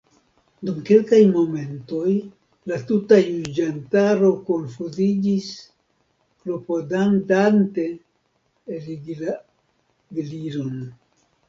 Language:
Esperanto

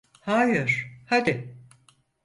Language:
Turkish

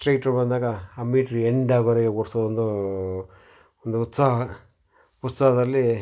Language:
Kannada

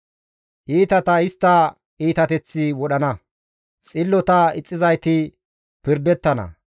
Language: Gamo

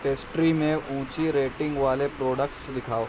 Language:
Urdu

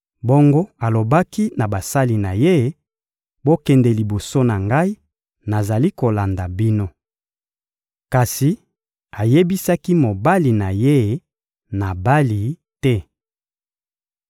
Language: Lingala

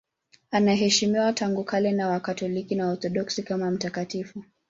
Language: Swahili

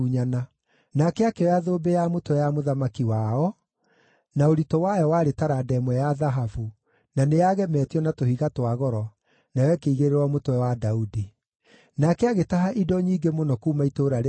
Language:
Kikuyu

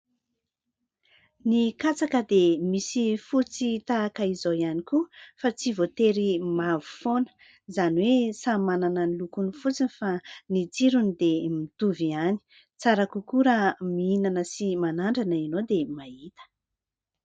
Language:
Malagasy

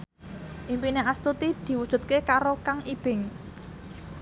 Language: Javanese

